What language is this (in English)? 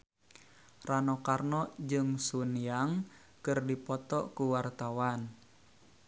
Sundanese